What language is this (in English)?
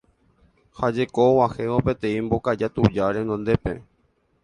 Guarani